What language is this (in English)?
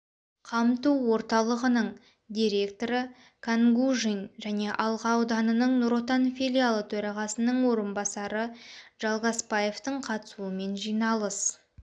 Kazakh